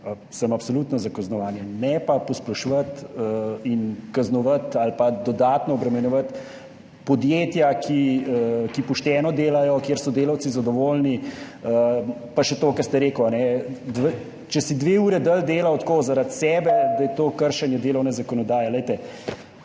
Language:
Slovenian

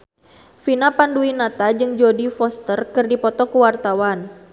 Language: Sundanese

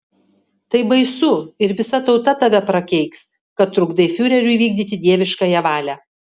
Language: Lithuanian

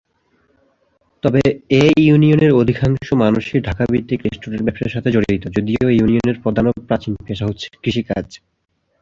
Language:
Bangla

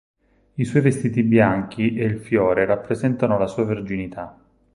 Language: Italian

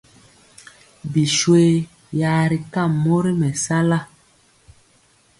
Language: Mpiemo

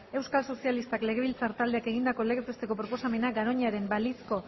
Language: Basque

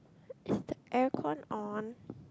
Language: English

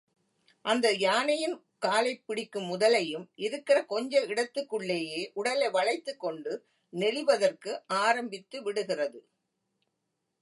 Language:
Tamil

